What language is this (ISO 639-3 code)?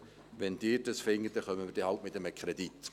gsw